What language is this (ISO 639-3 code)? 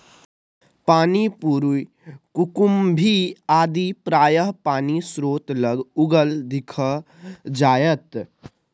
mai